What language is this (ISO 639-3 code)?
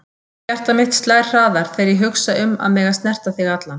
isl